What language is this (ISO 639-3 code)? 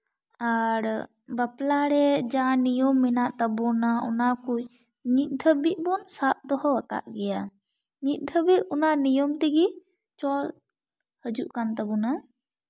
sat